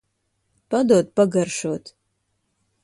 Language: Latvian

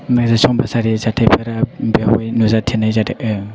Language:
Bodo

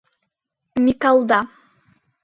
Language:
Mari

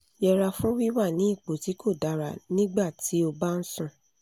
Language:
Yoruba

